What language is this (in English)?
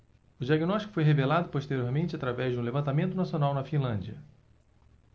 Portuguese